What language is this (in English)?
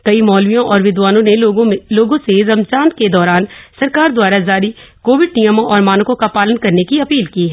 Hindi